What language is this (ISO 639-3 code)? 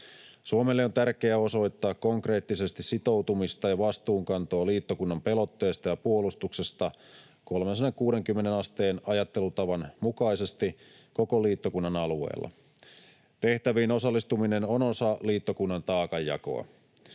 fin